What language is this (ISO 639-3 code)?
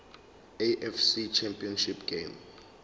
zul